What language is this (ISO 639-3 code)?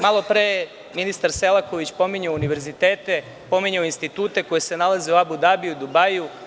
srp